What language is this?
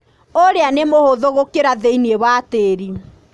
Kikuyu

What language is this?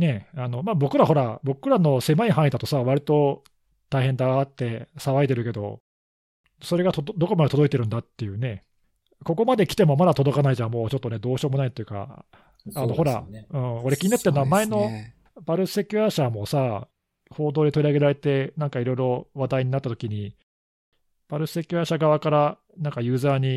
Japanese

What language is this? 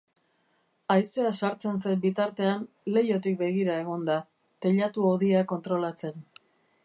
Basque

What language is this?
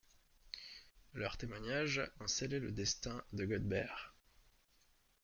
French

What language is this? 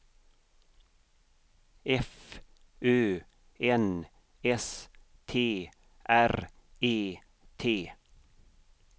Swedish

